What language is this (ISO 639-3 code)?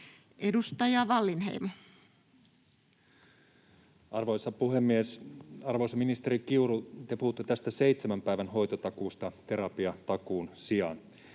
fin